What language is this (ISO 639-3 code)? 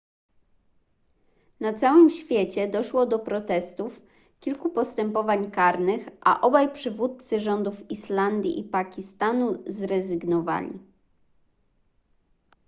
pol